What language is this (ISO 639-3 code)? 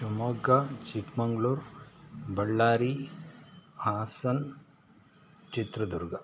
kan